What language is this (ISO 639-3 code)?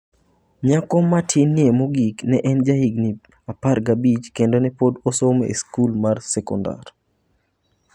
luo